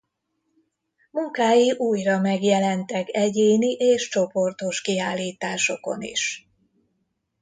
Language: Hungarian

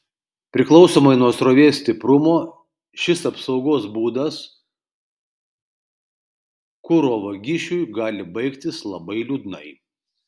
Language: Lithuanian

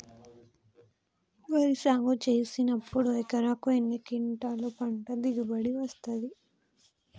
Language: Telugu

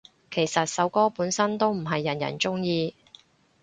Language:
Cantonese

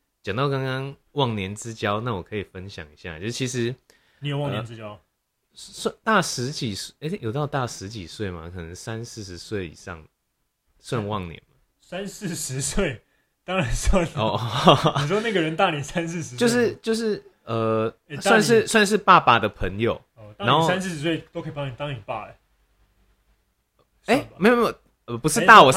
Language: Chinese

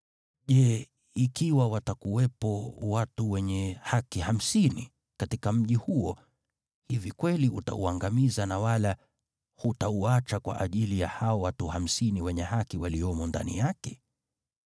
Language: Swahili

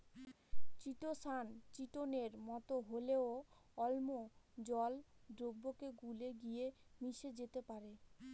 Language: Bangla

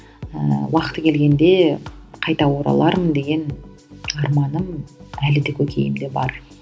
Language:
Kazakh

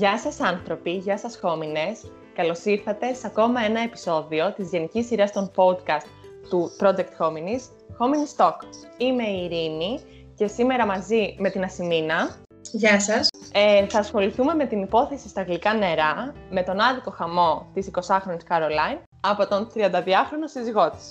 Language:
Greek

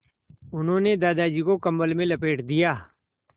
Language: Hindi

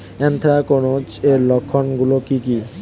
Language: Bangla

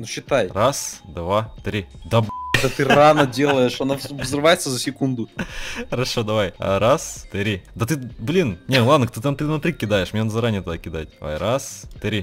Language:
Russian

